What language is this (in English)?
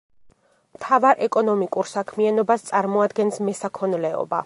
Georgian